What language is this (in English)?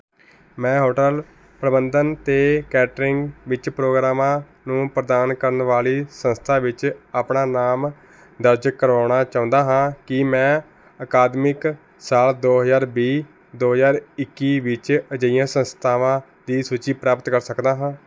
Punjabi